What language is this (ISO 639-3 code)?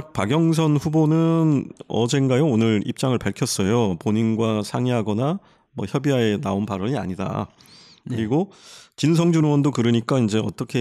kor